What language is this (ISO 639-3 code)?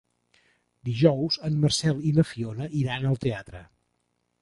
cat